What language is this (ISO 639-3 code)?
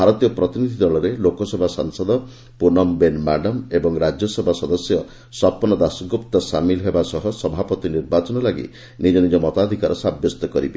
ori